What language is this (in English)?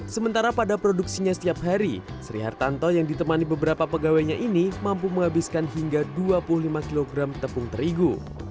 Indonesian